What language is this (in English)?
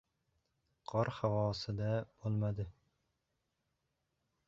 Uzbek